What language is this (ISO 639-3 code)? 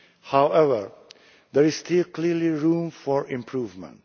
eng